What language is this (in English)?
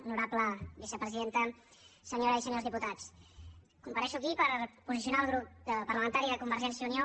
Catalan